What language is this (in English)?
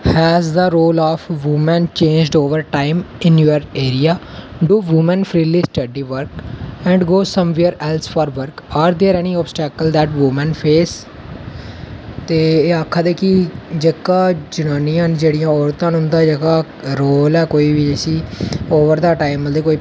Dogri